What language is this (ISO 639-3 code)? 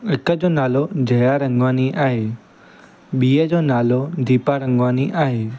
snd